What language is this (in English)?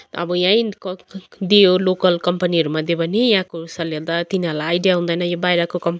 Nepali